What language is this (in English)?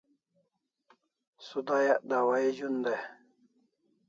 Kalasha